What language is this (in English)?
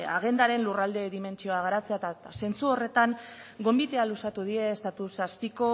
Basque